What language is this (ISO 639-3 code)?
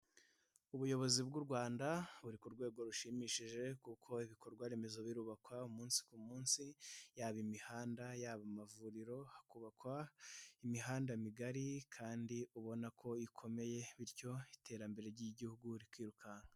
kin